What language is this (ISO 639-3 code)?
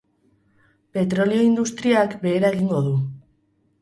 eus